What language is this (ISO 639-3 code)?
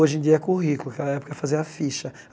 por